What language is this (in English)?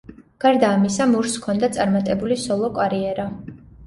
Georgian